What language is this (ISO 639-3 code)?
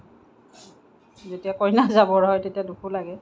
asm